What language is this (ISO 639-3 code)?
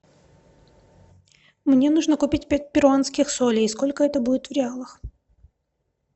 rus